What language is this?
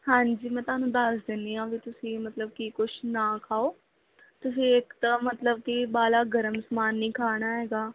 Punjabi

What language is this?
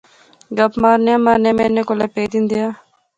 Pahari-Potwari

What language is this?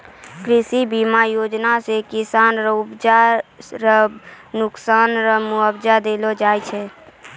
Maithili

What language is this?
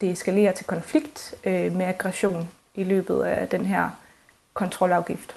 Danish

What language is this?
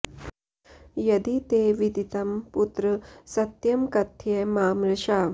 Sanskrit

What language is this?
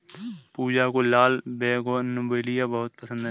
Hindi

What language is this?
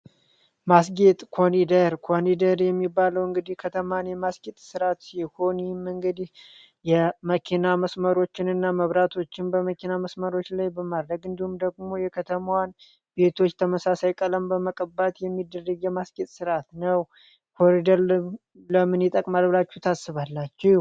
Amharic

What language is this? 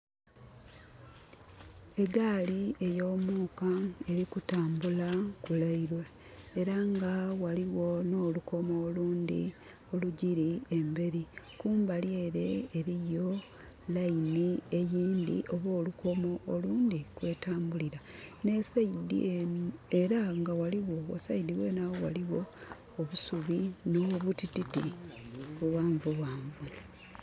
Soga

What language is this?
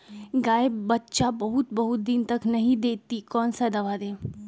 Magahi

